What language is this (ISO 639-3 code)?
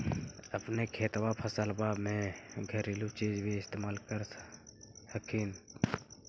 mag